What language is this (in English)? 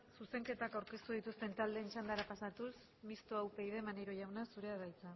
Basque